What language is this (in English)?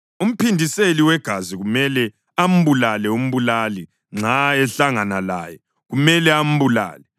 North Ndebele